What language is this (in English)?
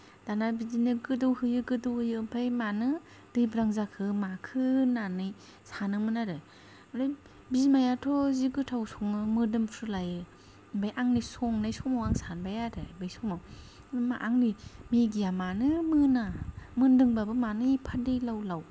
Bodo